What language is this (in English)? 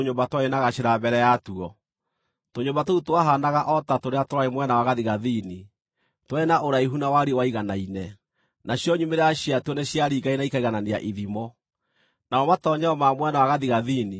Kikuyu